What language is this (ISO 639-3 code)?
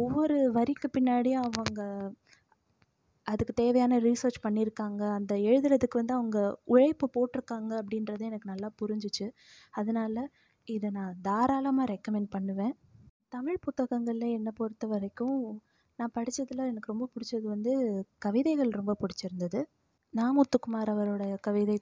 tam